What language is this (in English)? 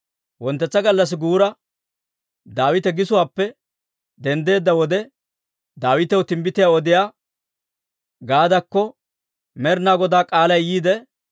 Dawro